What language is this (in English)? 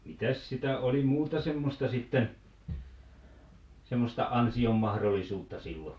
Finnish